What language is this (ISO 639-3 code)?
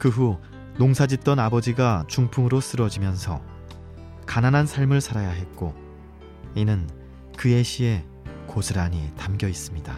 kor